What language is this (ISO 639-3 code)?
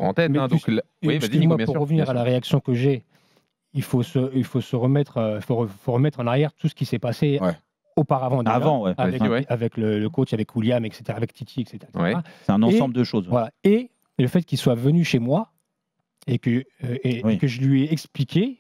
fra